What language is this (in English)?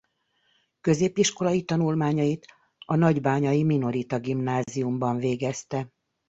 Hungarian